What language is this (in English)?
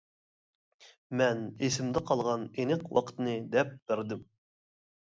Uyghur